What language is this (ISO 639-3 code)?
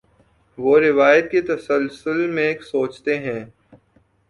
urd